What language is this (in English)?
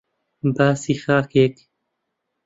Central Kurdish